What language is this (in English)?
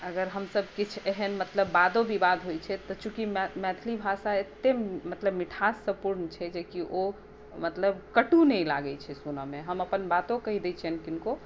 Maithili